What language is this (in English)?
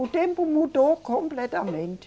Portuguese